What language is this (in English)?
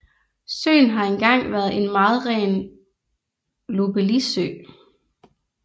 Danish